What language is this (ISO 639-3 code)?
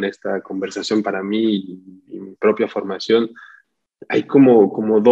spa